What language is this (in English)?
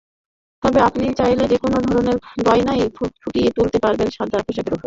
Bangla